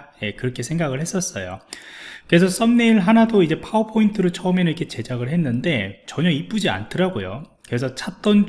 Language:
Korean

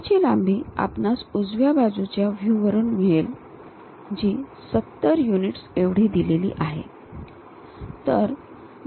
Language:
Marathi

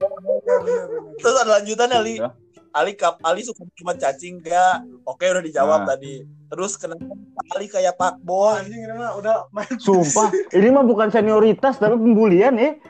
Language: Indonesian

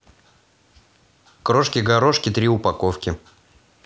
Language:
Russian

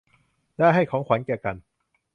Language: Thai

